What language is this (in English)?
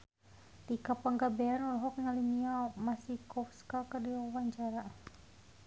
Sundanese